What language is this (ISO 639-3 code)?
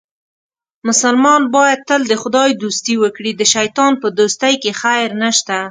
pus